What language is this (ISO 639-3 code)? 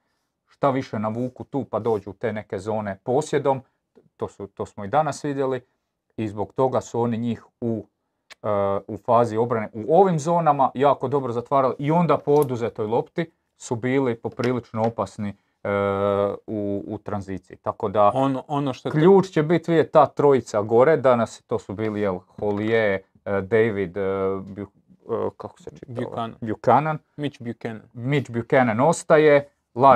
hrv